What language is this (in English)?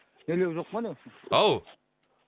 Kazakh